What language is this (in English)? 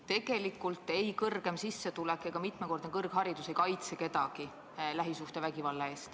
Estonian